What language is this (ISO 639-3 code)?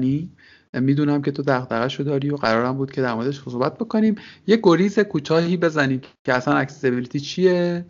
fas